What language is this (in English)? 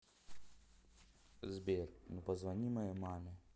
Russian